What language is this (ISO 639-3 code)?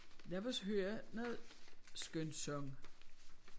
dan